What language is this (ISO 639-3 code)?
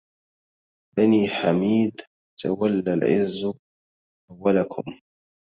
ara